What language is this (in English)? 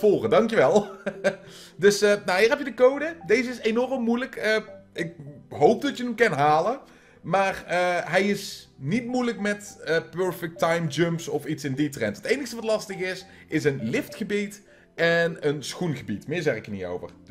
Dutch